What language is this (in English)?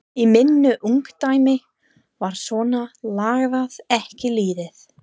Icelandic